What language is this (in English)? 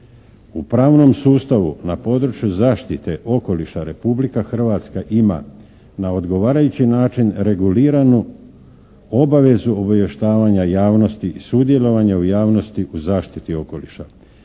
Croatian